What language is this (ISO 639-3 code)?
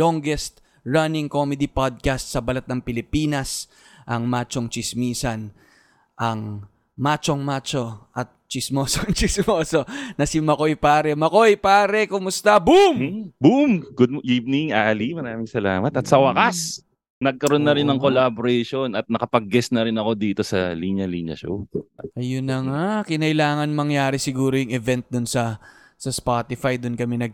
fil